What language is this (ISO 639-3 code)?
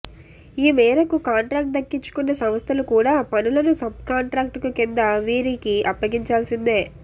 tel